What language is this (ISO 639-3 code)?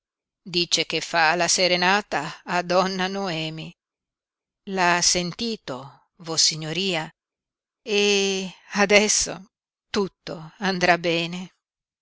ita